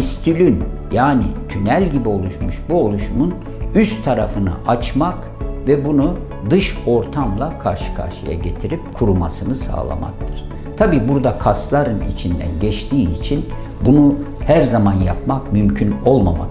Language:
Turkish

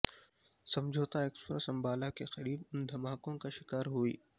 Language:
Urdu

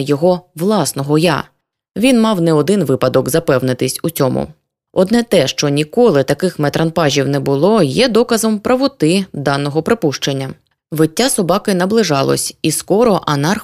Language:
Ukrainian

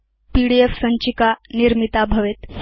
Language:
Sanskrit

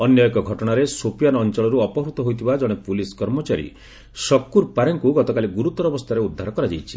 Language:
Odia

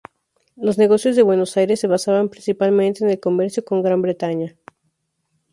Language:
Spanish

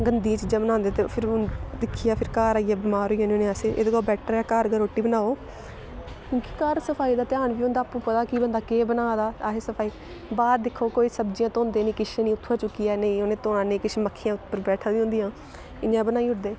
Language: Dogri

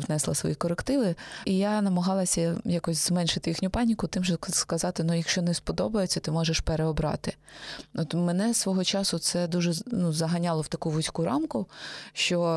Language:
Ukrainian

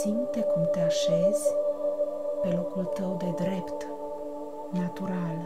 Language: Romanian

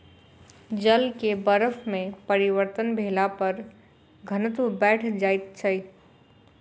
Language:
Maithili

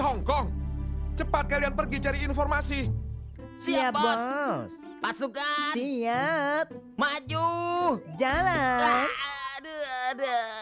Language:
Indonesian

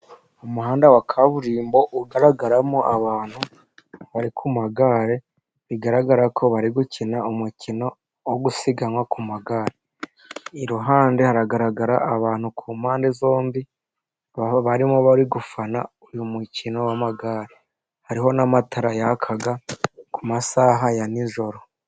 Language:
Kinyarwanda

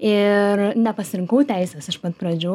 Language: Lithuanian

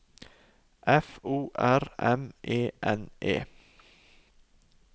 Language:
Norwegian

